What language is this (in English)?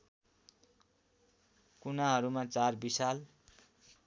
Nepali